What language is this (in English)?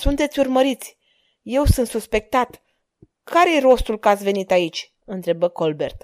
Romanian